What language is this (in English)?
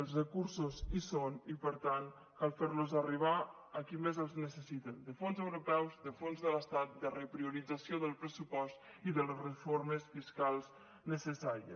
Catalan